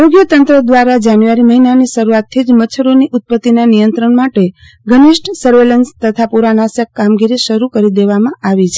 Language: Gujarati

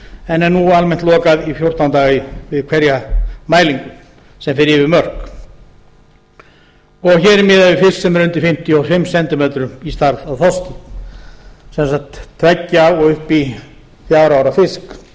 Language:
Icelandic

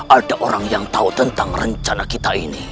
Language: Indonesian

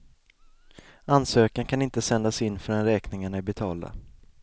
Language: Swedish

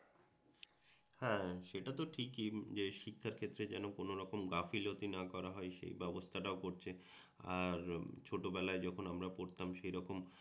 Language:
Bangla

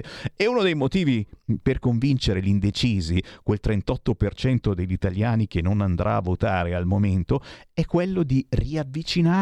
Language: Italian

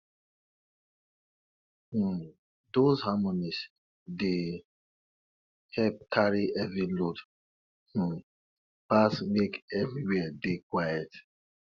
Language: Nigerian Pidgin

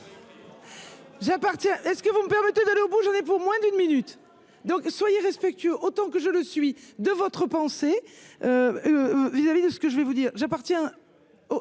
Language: French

